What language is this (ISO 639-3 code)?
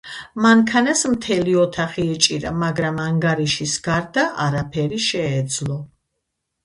kat